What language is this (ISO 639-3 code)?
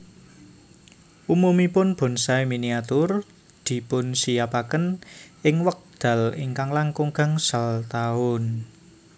jav